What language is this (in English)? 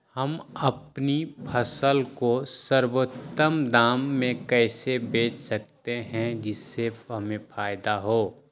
Magahi